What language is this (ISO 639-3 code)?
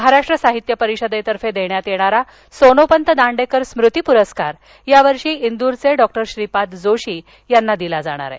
mar